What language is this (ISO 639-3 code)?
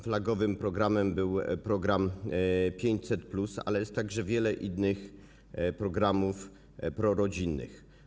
pol